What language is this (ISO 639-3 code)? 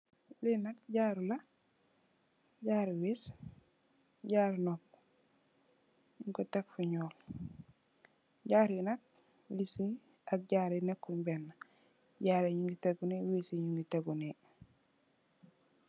wol